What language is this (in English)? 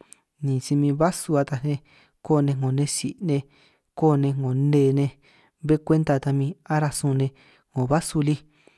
San Martín Itunyoso Triqui